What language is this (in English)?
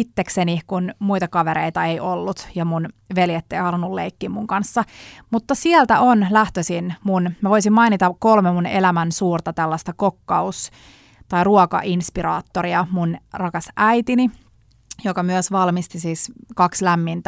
Finnish